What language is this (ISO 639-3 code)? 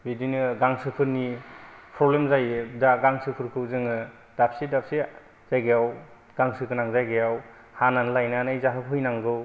brx